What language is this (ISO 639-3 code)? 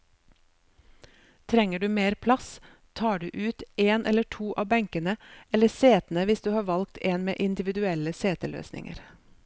nor